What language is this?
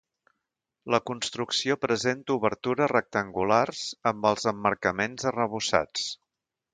Catalan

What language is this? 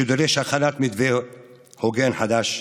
Hebrew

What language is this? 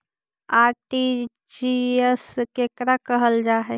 Magahi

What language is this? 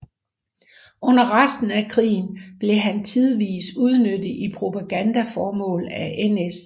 Danish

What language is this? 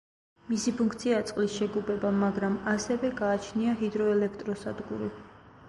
Georgian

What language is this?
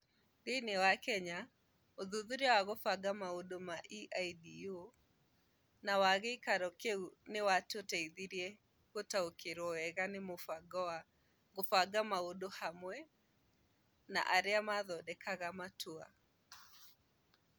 Kikuyu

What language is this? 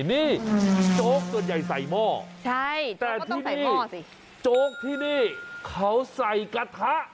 Thai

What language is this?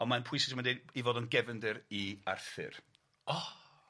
Welsh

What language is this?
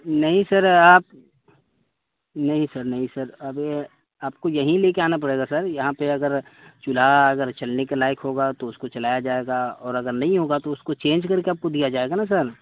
Urdu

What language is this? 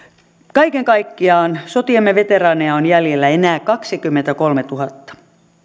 Finnish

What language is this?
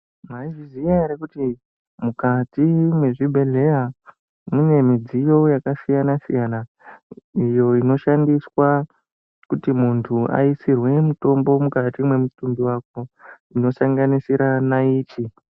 Ndau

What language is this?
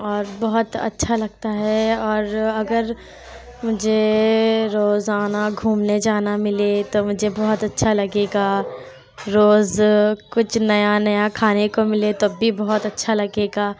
Urdu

